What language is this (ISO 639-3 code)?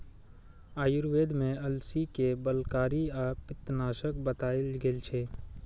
mai